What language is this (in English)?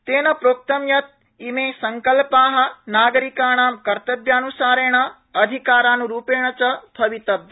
Sanskrit